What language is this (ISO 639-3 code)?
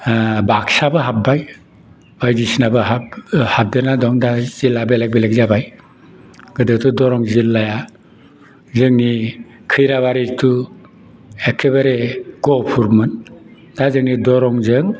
brx